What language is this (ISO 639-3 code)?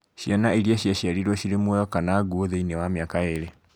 kik